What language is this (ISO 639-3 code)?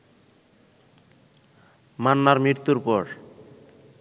ben